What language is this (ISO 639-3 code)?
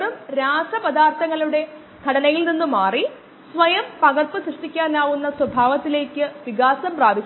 mal